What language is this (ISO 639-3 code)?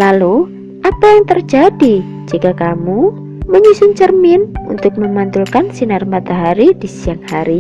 ind